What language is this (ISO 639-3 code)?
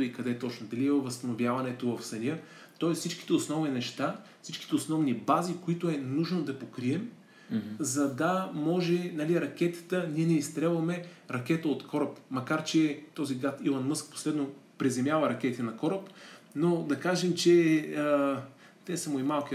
bul